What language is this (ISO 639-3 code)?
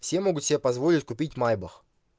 rus